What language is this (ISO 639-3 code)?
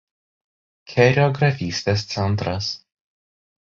lit